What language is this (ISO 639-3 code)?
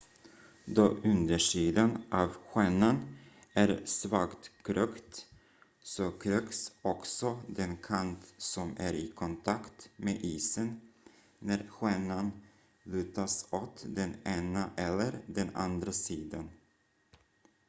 swe